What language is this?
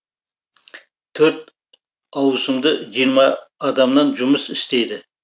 Kazakh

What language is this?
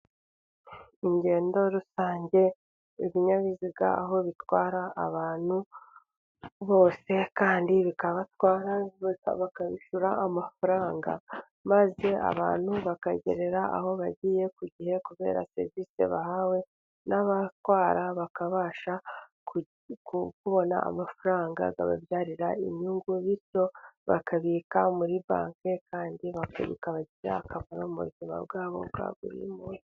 Kinyarwanda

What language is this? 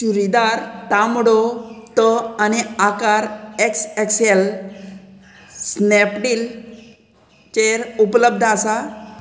Konkani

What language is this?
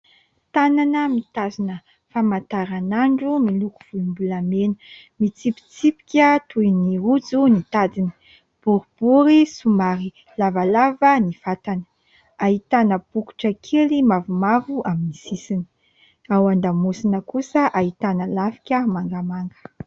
Malagasy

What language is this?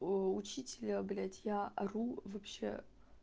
Russian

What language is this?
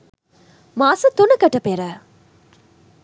Sinhala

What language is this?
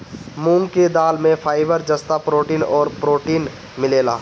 Bhojpuri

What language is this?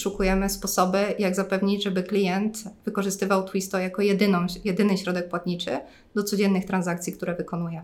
Polish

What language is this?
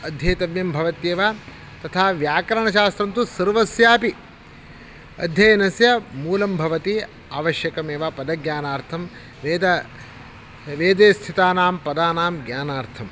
Sanskrit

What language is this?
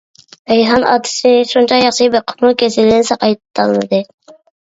Uyghur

